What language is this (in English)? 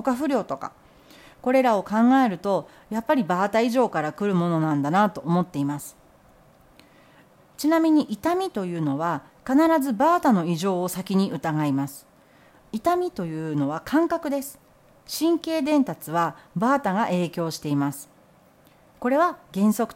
Japanese